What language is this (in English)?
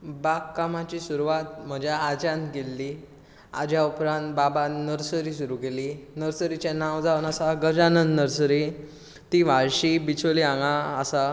Konkani